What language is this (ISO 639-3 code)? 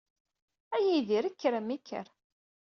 kab